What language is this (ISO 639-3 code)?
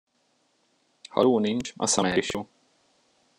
hun